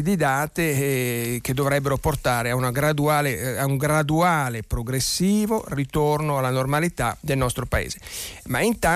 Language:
Italian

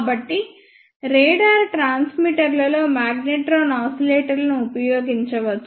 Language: Telugu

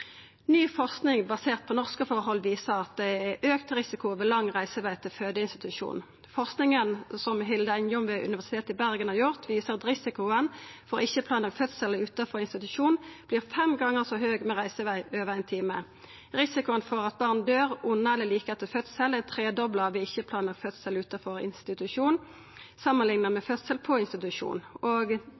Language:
Norwegian Nynorsk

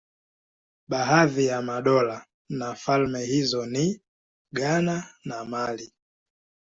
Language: Swahili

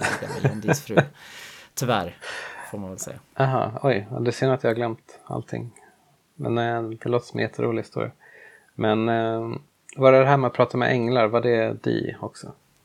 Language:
Swedish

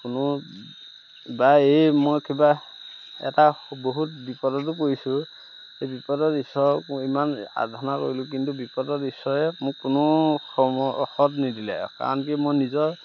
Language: Assamese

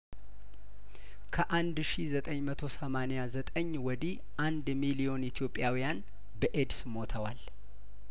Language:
Amharic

